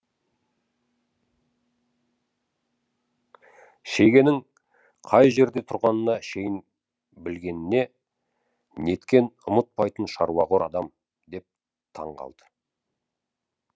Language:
Kazakh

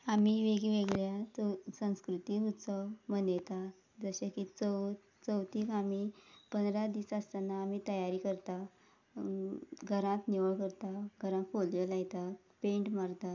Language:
Konkani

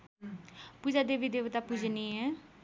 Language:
Nepali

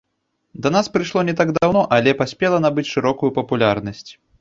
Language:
Belarusian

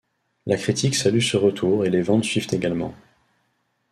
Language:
French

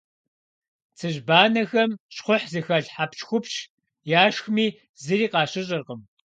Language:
Kabardian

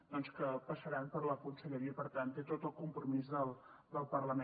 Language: Catalan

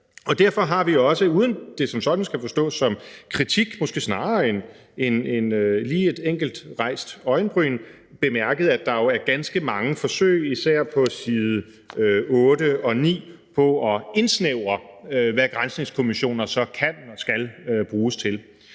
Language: Danish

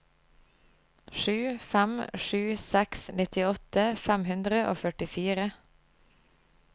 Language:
Norwegian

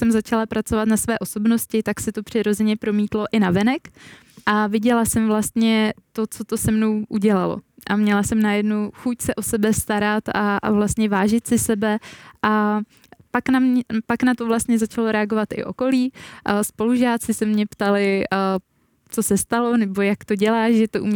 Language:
Czech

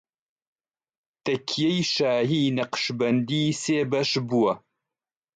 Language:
Central Kurdish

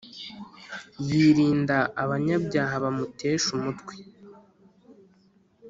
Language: Kinyarwanda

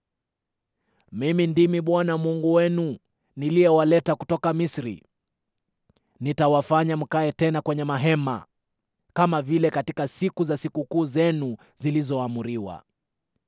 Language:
Swahili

